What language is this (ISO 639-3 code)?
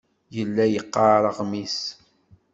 kab